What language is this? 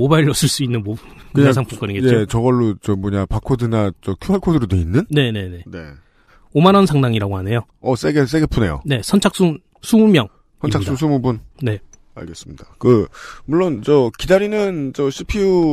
Korean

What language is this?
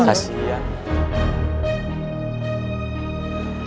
Indonesian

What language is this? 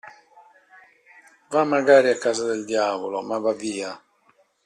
Italian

